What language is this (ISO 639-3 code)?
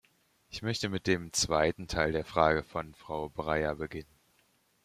deu